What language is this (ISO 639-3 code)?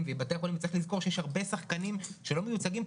heb